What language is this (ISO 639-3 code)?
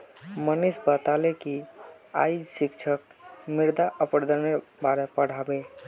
mag